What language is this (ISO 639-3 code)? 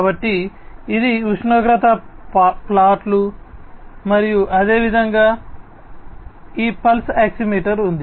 tel